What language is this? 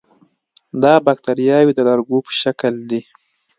Pashto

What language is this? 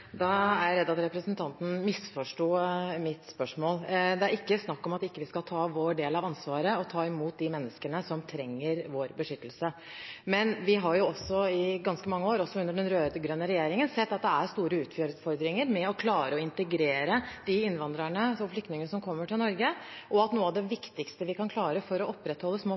Norwegian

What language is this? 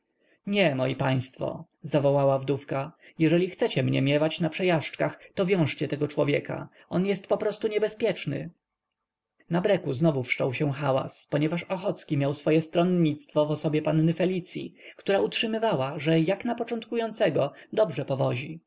Polish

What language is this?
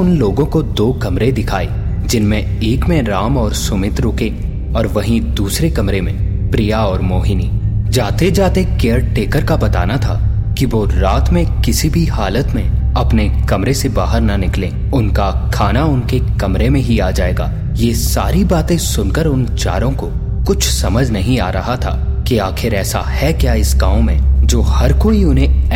Hindi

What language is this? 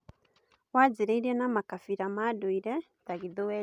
Kikuyu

